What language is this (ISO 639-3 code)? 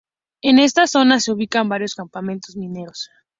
spa